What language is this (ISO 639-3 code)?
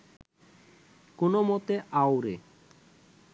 ben